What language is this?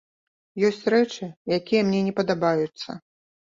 Belarusian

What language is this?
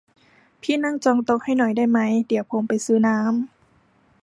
Thai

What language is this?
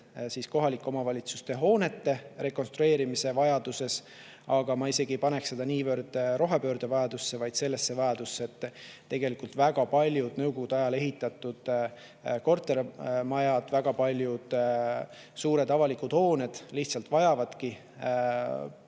Estonian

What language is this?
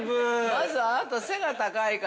Japanese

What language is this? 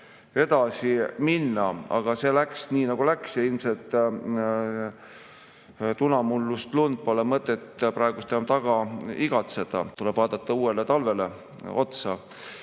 Estonian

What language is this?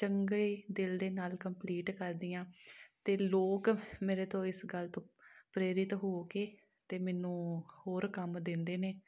Punjabi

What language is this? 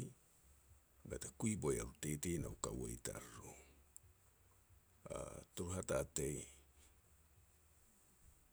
Petats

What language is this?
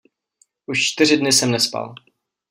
Czech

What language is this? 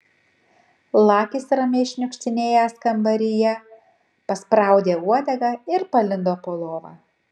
Lithuanian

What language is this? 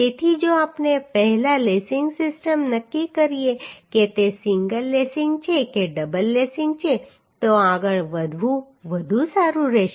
Gujarati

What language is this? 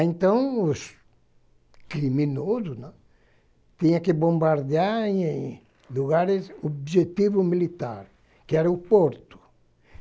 Portuguese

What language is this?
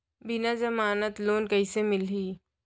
Chhattisgarhi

